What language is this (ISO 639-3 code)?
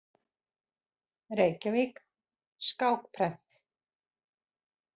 isl